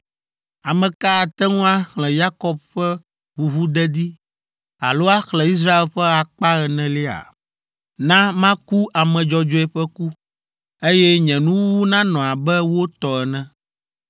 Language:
Ewe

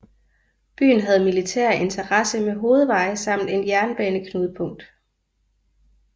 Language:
Danish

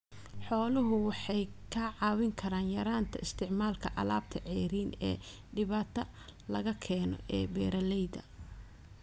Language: Somali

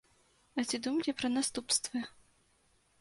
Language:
Belarusian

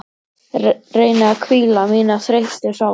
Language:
Icelandic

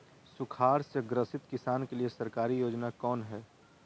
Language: Magahi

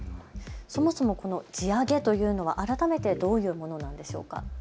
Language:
Japanese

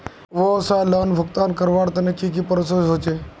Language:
Magahi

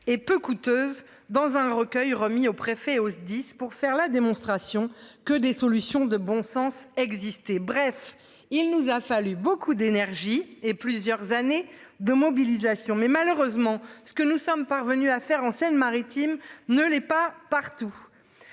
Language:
French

